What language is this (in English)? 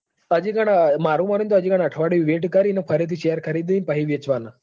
Gujarati